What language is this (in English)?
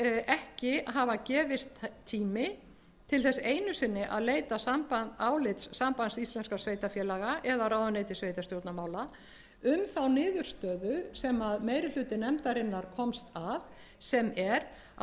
Icelandic